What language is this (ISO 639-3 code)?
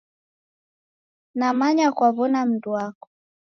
dav